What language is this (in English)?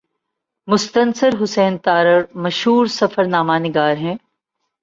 Urdu